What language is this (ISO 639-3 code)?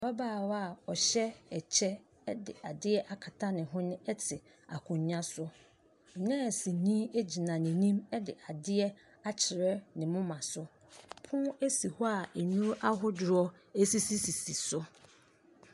aka